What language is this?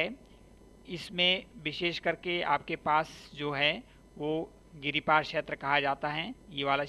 Hindi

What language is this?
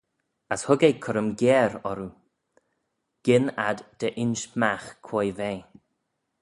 Manx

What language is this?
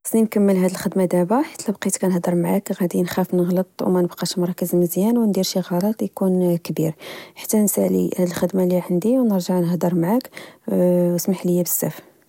Moroccan Arabic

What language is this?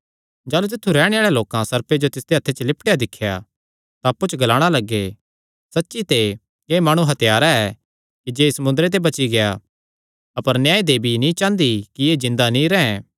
Kangri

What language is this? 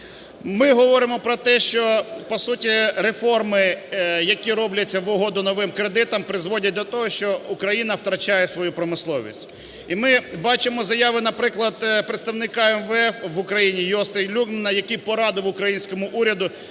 Ukrainian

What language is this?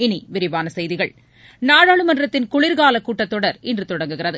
Tamil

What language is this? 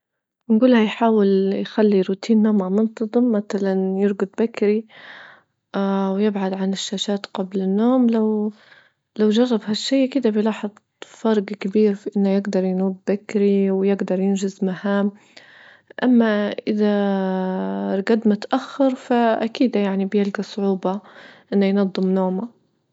Libyan Arabic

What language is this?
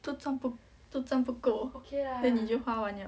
English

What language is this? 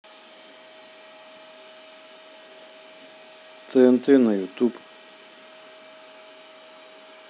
Russian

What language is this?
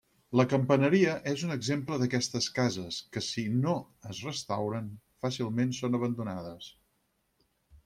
Catalan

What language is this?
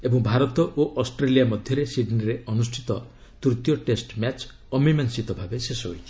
Odia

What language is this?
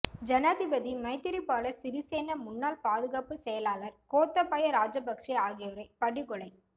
Tamil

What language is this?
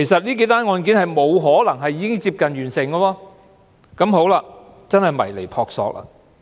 Cantonese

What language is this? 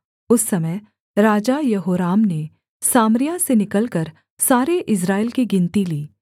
Hindi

